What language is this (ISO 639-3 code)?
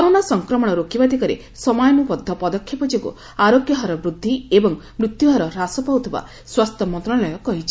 ori